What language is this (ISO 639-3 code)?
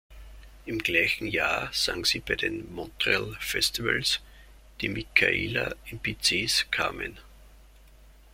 deu